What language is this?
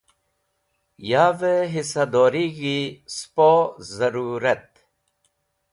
Wakhi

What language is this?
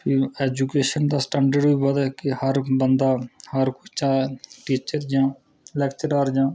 Dogri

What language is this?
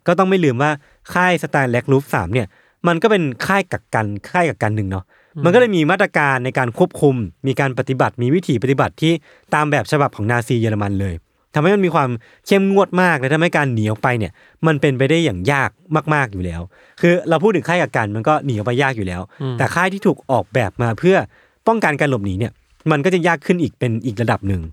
Thai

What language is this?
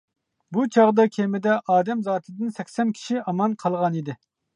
Uyghur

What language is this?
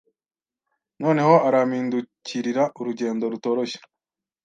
Kinyarwanda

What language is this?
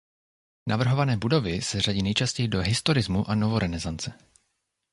Czech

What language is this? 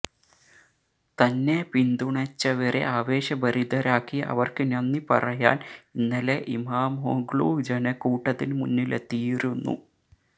Malayalam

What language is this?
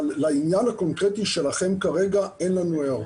Hebrew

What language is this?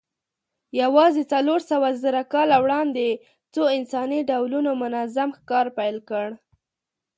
Pashto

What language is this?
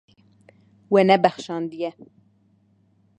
Kurdish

